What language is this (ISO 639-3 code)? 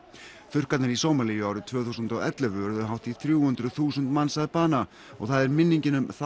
isl